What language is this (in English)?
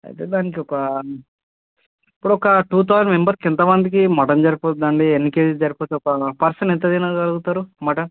Telugu